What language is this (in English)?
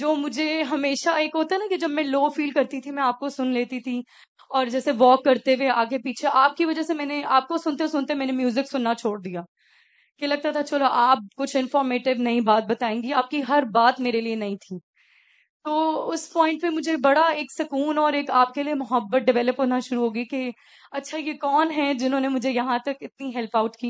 Urdu